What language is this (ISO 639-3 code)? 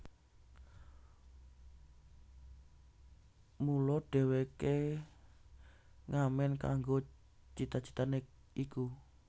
jav